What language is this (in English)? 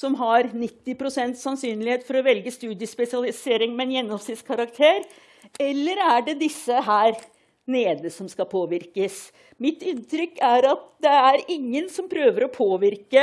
Norwegian